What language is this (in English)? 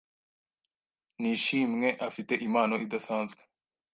Kinyarwanda